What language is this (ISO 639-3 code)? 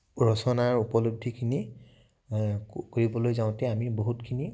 asm